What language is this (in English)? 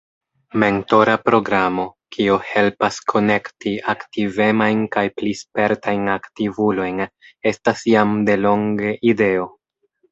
Esperanto